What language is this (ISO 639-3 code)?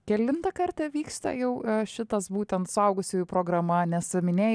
lit